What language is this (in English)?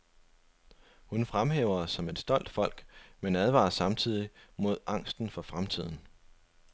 Danish